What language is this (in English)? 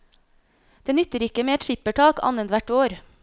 Norwegian